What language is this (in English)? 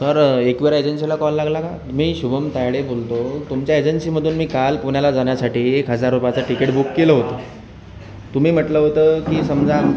Marathi